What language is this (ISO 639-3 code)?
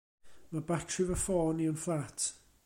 cym